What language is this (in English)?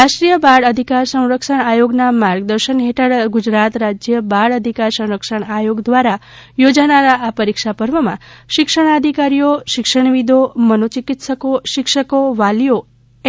Gujarati